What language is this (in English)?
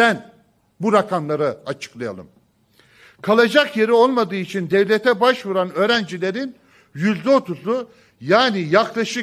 Turkish